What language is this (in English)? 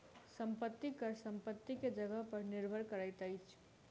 Maithili